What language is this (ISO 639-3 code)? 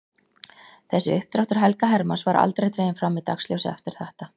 isl